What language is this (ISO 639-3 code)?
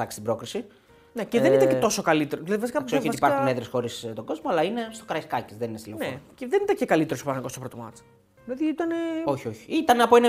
ell